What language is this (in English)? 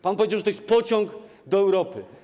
Polish